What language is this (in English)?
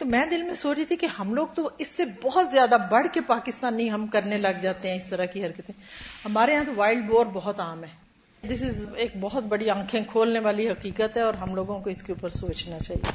Urdu